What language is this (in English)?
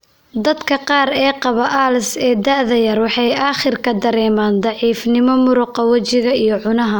Somali